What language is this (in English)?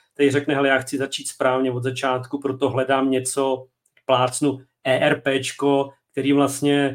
Czech